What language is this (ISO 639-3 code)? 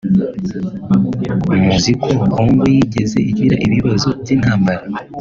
kin